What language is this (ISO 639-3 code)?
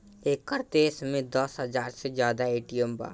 bho